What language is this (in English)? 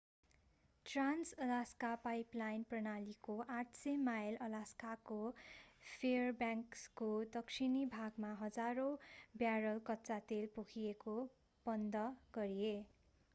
Nepali